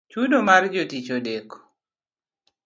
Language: Luo (Kenya and Tanzania)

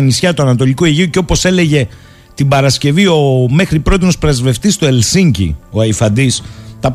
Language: Greek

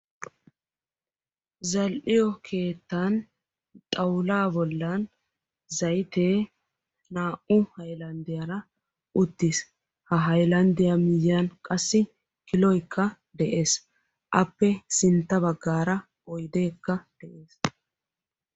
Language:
Wolaytta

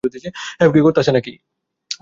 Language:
Bangla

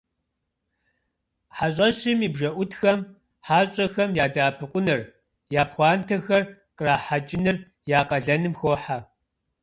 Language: Kabardian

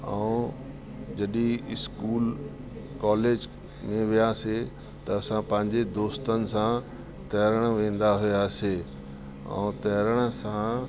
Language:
Sindhi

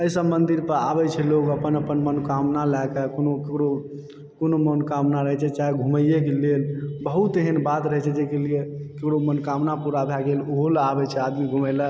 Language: Maithili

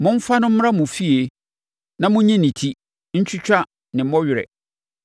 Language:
Akan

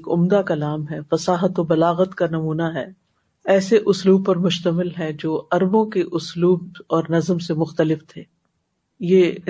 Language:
Urdu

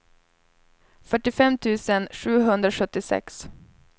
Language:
Swedish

